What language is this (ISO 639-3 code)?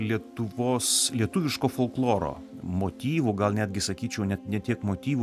lit